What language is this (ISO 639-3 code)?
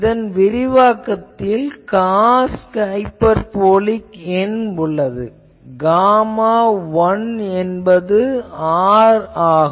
tam